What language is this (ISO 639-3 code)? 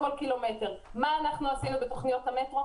heb